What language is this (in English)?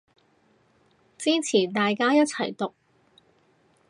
Cantonese